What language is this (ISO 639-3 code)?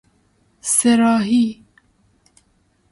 fas